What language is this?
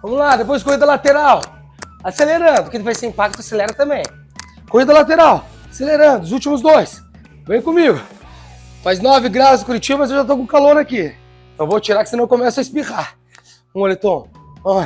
Portuguese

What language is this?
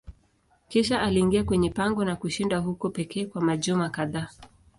Swahili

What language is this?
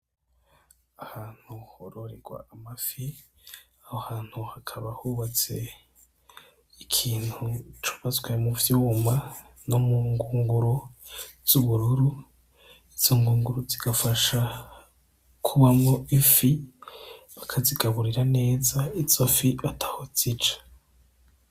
Rundi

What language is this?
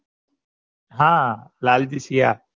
Gujarati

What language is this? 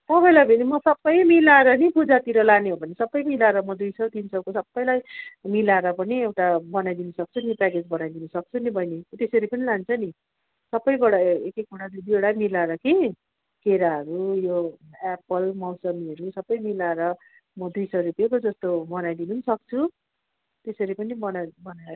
Nepali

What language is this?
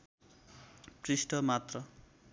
Nepali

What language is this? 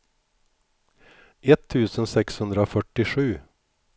Swedish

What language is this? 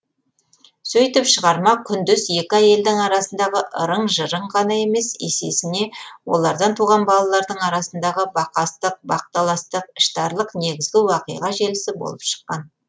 Kazakh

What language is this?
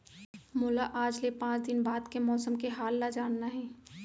Chhattisgarhi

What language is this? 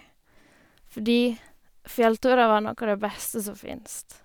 Norwegian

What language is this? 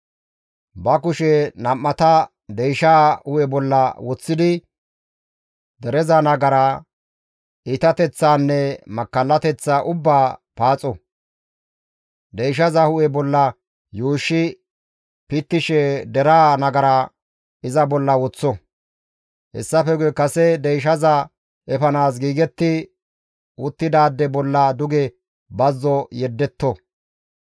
Gamo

